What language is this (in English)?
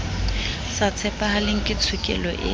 Southern Sotho